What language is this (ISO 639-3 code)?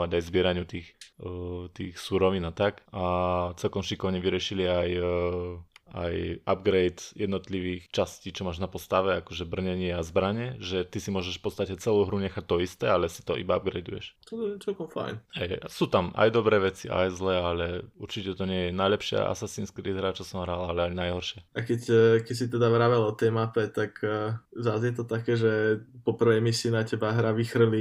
slk